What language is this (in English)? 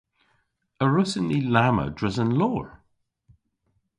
Cornish